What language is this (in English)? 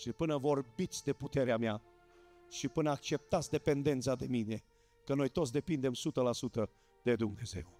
Romanian